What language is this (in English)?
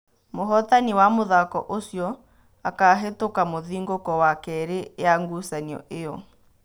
Kikuyu